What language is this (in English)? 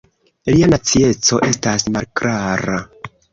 Esperanto